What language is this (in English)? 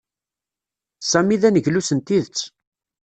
Kabyle